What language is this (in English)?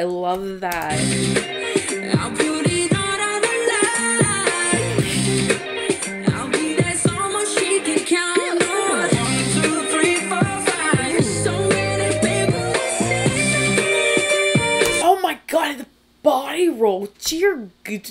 English